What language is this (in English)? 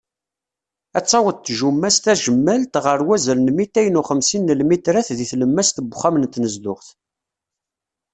Kabyle